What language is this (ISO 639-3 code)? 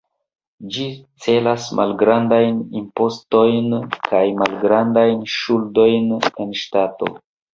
epo